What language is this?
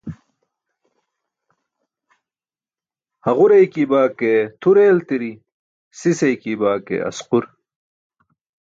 Burushaski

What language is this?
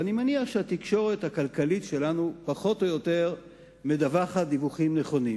Hebrew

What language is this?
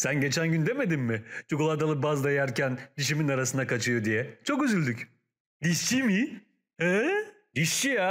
Turkish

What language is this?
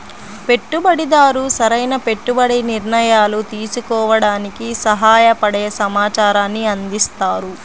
Telugu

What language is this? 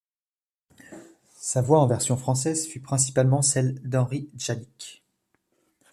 French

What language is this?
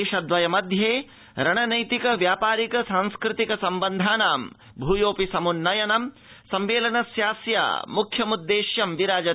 Sanskrit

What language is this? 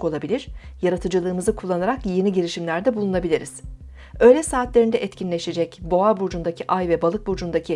Turkish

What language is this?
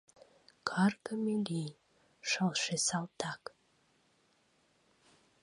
Mari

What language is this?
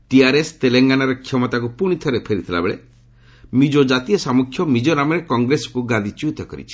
Odia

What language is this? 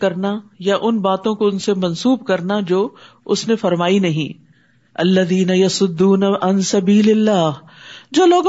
Urdu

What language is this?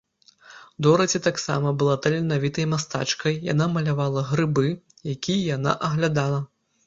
Belarusian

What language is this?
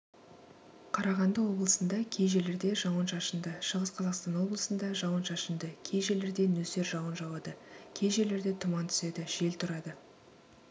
Kazakh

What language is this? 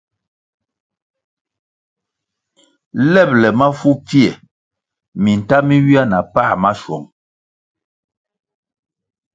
Kwasio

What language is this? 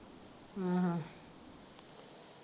Punjabi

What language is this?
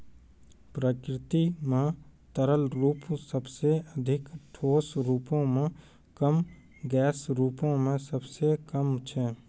Maithili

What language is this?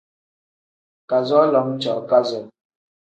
Tem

